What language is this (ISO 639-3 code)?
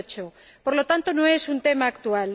spa